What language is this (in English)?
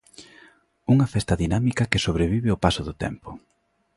Galician